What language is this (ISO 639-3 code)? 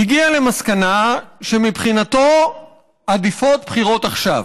heb